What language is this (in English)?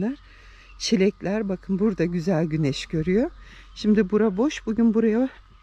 Turkish